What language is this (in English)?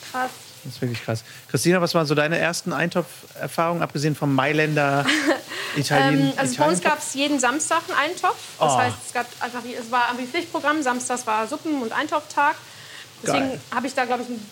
German